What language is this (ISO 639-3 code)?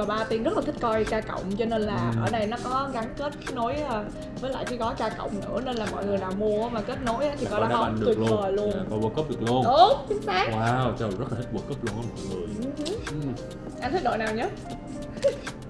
vie